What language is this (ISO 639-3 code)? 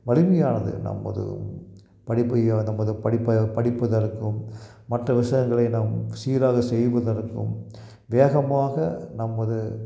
tam